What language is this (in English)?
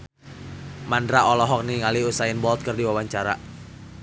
Sundanese